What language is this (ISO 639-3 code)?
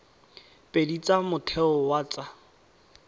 tsn